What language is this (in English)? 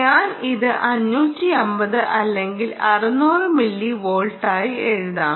Malayalam